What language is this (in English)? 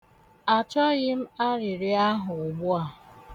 Igbo